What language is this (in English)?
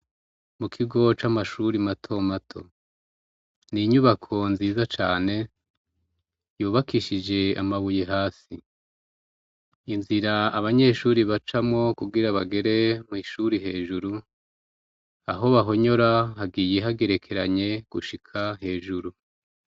Rundi